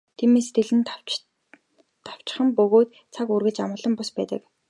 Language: Mongolian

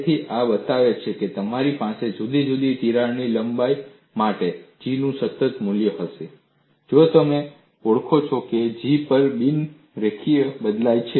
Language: Gujarati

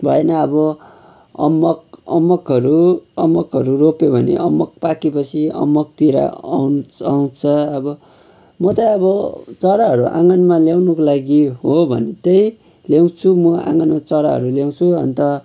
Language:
Nepali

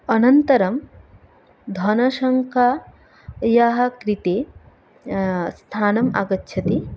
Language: Sanskrit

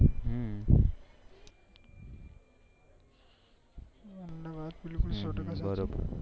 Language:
Gujarati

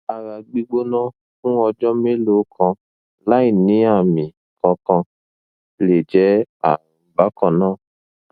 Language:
Yoruba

